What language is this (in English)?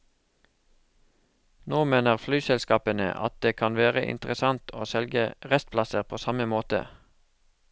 Norwegian